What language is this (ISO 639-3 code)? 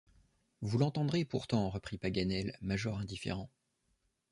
fra